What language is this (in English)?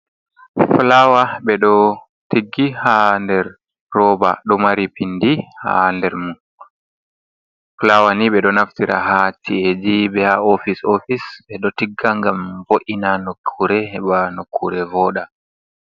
Fula